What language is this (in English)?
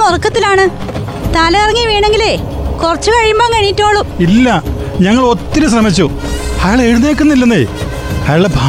Malayalam